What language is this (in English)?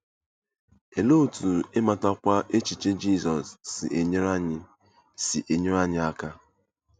Igbo